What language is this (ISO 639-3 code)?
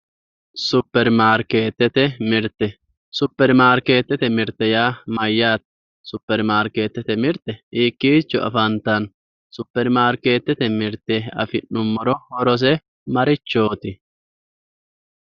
sid